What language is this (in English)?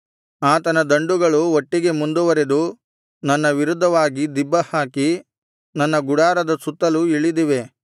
Kannada